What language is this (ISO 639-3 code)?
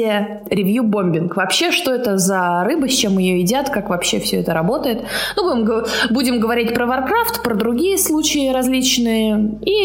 rus